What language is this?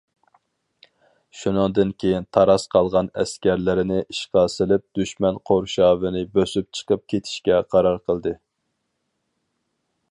Uyghur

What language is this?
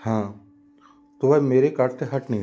Hindi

